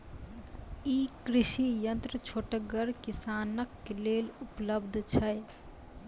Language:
Maithili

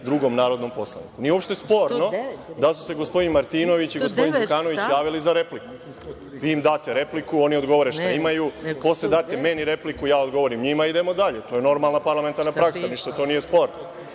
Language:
Serbian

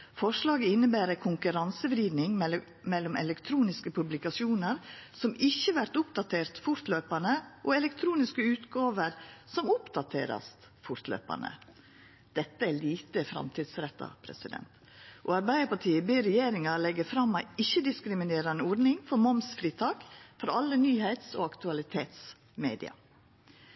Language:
Norwegian Nynorsk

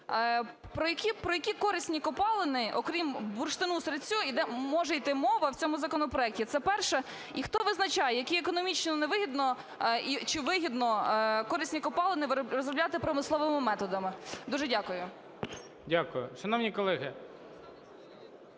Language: Ukrainian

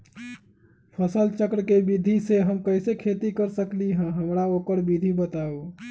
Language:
Magahi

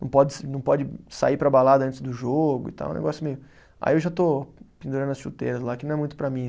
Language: Portuguese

